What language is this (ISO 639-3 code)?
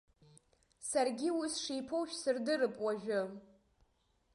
abk